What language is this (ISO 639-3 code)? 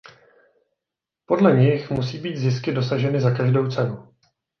ces